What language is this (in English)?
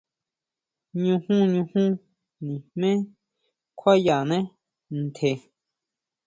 Huautla Mazatec